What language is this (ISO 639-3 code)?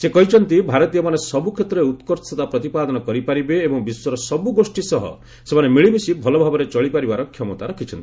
ori